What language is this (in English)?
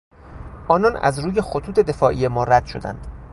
Persian